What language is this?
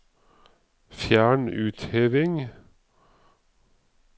Norwegian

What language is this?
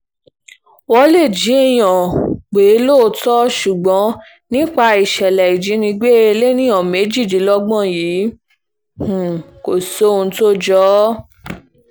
Yoruba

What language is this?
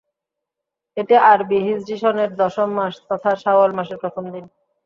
Bangla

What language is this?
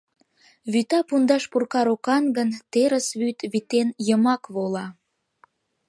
Mari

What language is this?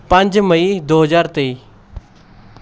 Punjabi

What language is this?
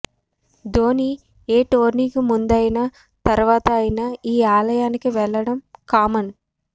Telugu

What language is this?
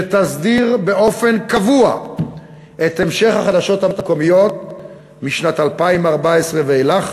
Hebrew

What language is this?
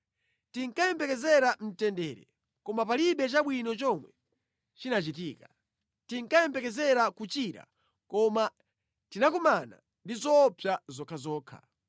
Nyanja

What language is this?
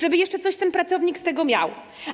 Polish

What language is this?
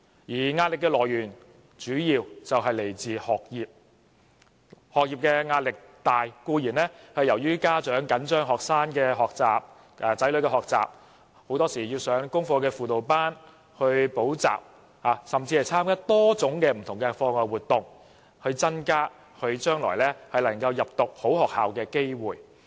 Cantonese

